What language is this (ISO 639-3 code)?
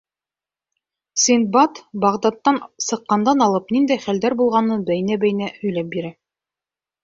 bak